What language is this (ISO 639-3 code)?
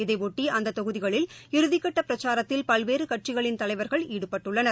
tam